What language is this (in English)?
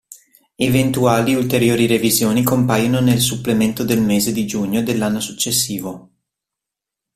Italian